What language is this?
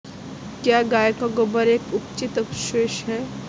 Hindi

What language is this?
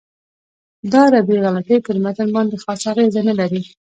Pashto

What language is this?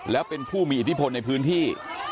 Thai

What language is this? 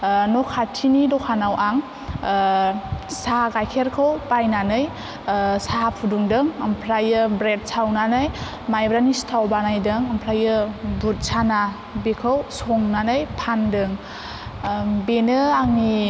Bodo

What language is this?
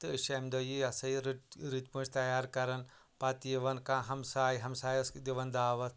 Kashmiri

